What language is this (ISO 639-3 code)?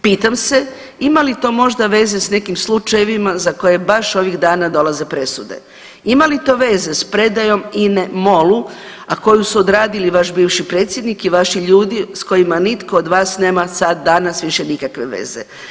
hrv